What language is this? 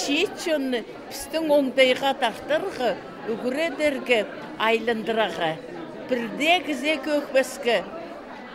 Ukrainian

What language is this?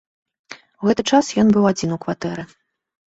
Belarusian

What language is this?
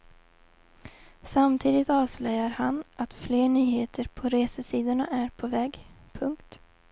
Swedish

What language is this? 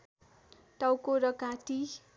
Nepali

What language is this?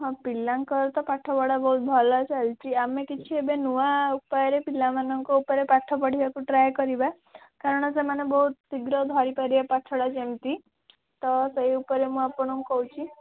Odia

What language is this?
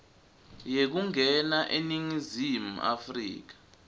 Swati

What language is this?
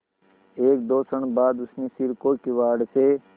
Hindi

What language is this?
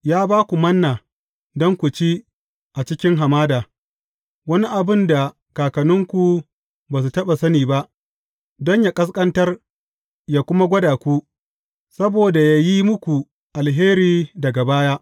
Hausa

